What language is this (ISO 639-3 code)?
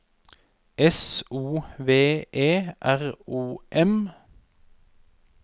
nor